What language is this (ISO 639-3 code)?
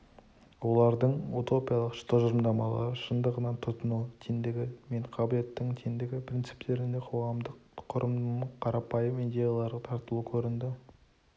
kaz